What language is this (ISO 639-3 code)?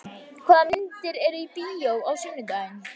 isl